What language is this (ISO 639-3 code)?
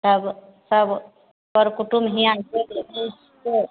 mai